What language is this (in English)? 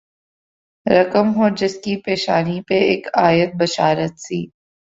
Urdu